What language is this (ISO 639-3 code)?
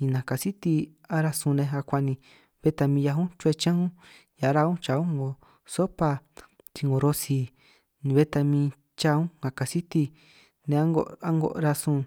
trq